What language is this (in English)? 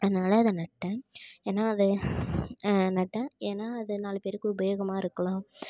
Tamil